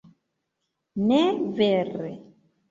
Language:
Esperanto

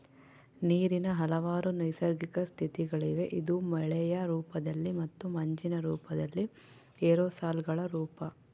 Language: Kannada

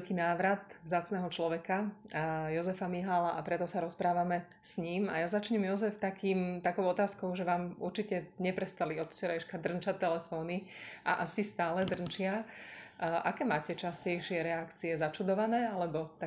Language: Slovak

